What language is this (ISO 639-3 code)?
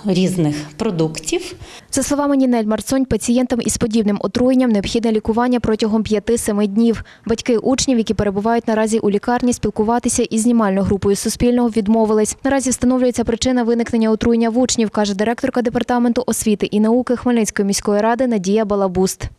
ukr